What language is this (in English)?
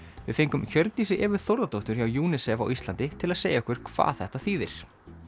Icelandic